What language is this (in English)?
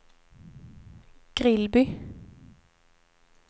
Swedish